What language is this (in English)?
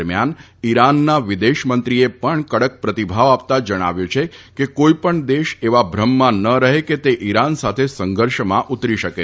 Gujarati